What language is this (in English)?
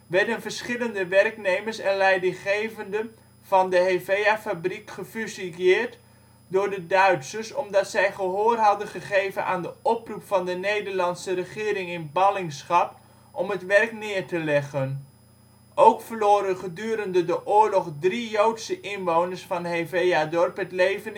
Dutch